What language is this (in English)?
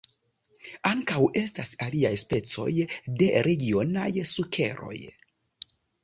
Esperanto